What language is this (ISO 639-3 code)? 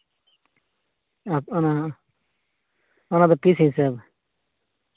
sat